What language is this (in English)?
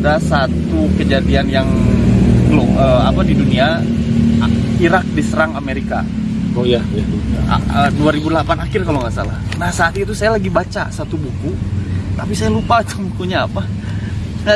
Indonesian